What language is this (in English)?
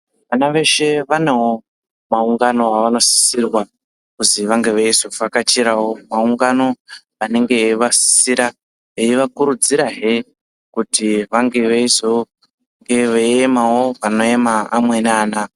Ndau